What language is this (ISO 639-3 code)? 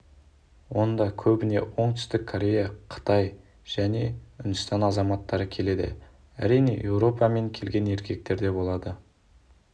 kaz